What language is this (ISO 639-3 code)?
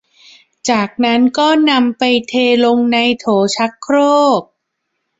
tha